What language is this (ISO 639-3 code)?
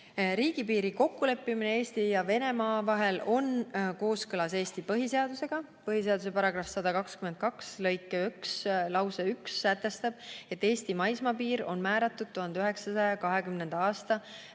est